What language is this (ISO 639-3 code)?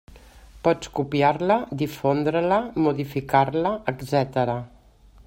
cat